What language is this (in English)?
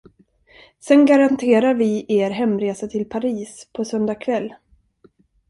Swedish